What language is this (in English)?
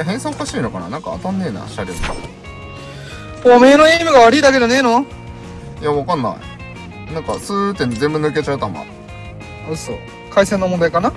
Japanese